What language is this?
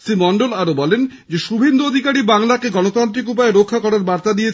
Bangla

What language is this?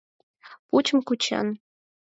Mari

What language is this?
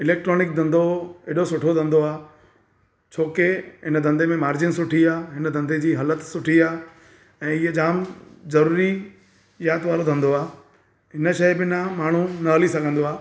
Sindhi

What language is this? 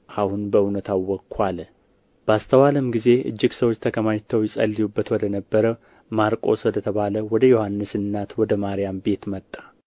Amharic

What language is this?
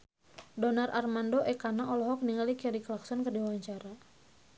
Sundanese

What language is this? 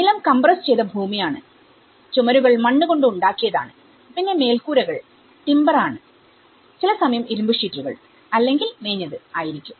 Malayalam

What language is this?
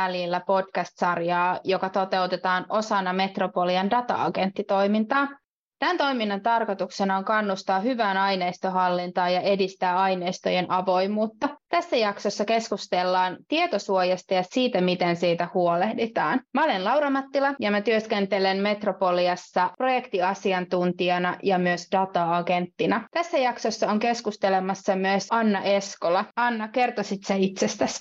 Finnish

